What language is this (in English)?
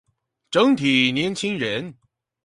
Chinese